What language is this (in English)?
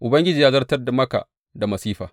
Hausa